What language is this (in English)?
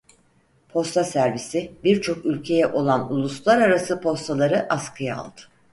Turkish